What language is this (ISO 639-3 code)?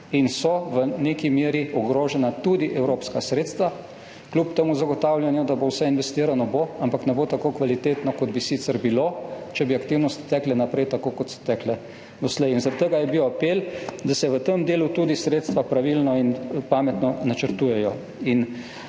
slv